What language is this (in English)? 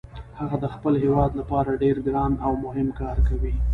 Pashto